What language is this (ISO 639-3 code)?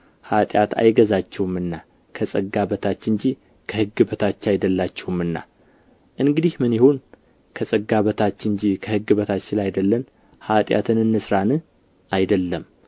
amh